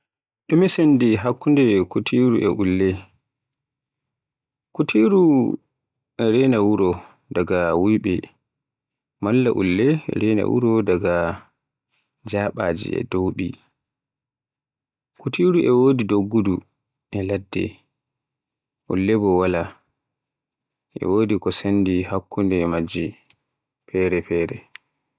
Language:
Borgu Fulfulde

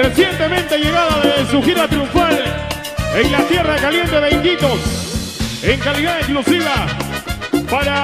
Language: Spanish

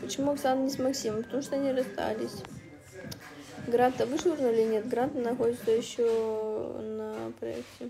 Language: Russian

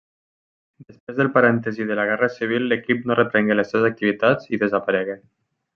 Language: Catalan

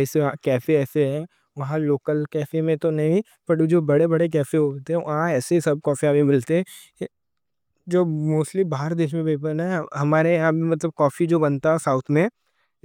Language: Deccan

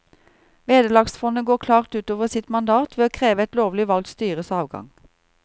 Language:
Norwegian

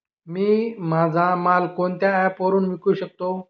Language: Marathi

